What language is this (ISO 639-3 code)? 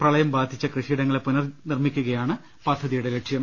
mal